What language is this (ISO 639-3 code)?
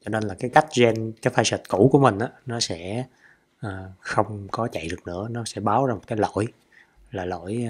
vie